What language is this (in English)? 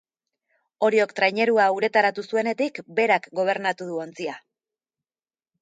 Basque